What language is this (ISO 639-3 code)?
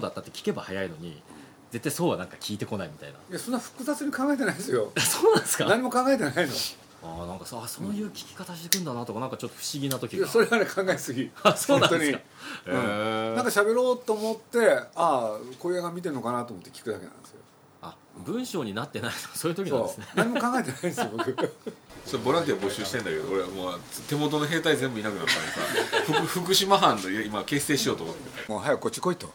jpn